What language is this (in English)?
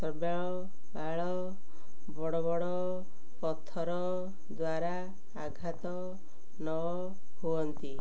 Odia